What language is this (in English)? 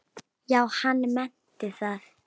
Icelandic